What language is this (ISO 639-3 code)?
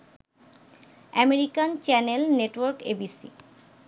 ben